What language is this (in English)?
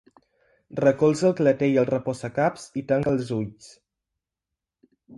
Catalan